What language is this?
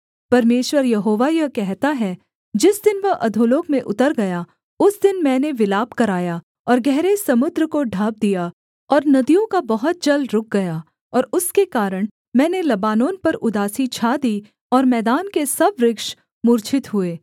Hindi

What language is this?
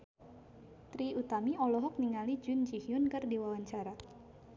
Sundanese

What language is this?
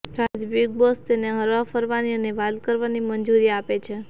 Gujarati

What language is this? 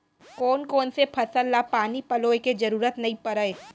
Chhattisgarhi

